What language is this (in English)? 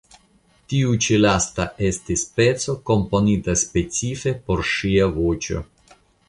Esperanto